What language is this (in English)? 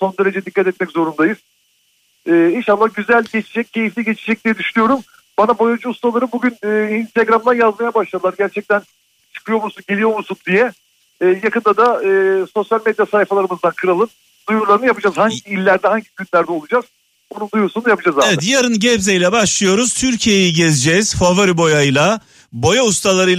Turkish